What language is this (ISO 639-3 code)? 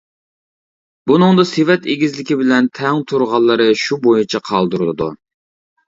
uig